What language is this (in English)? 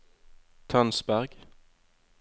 Norwegian